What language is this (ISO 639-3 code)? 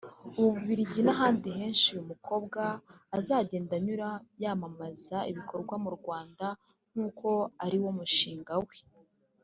kin